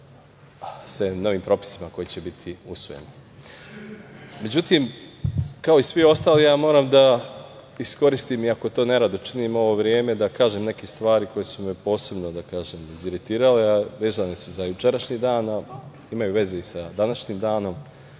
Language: Serbian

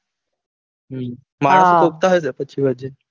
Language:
Gujarati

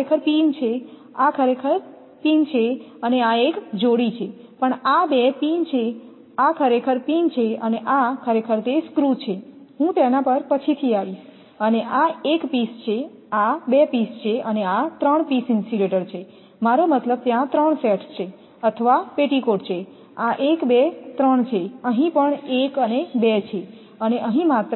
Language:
Gujarati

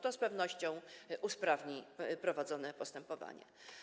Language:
Polish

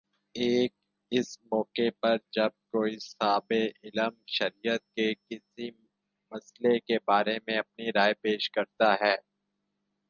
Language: Urdu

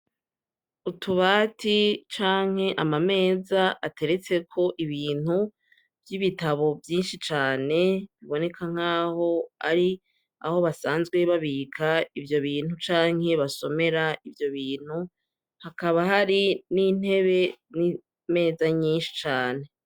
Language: Rundi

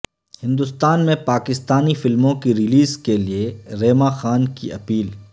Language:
Urdu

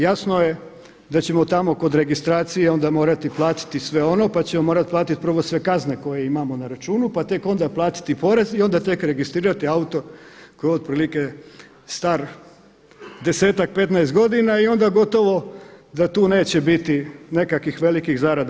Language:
Croatian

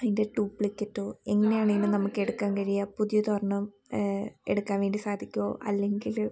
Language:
Malayalam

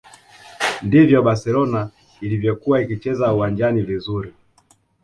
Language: Swahili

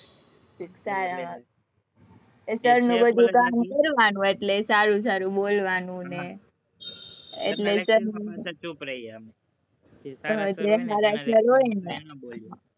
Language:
Gujarati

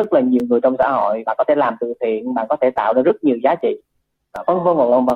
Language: Vietnamese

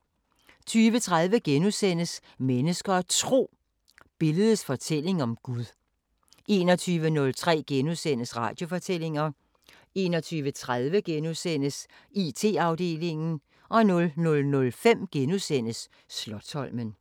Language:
Danish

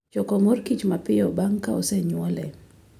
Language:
Luo (Kenya and Tanzania)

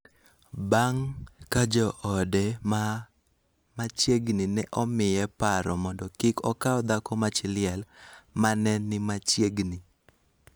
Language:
Luo (Kenya and Tanzania)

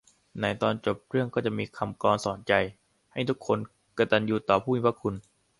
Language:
Thai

